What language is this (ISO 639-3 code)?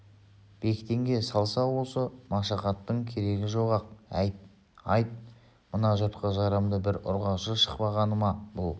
kaz